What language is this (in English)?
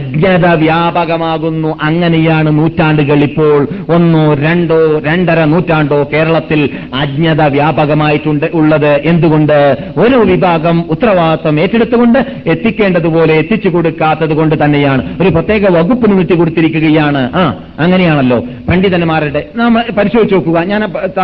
Malayalam